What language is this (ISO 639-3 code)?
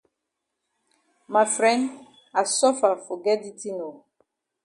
wes